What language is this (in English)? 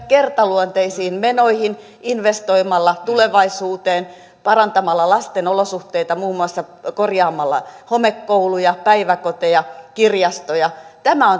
Finnish